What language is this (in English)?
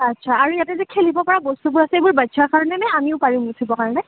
Assamese